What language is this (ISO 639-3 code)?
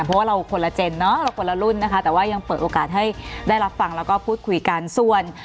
tha